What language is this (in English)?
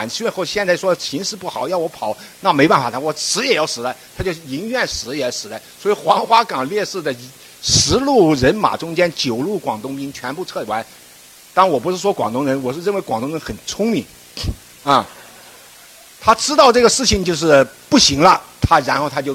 Chinese